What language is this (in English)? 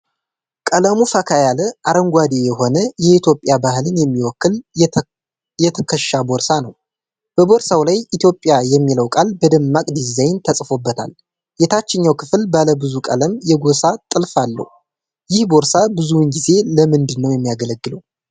Amharic